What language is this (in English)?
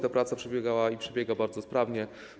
Polish